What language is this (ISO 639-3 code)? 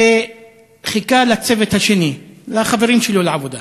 heb